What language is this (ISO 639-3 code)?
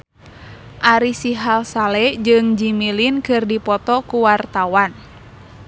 sun